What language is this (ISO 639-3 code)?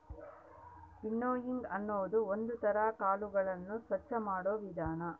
kan